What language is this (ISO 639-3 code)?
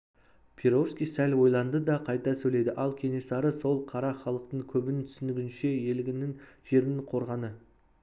kaz